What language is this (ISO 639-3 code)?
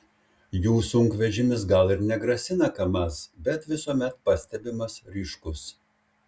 lit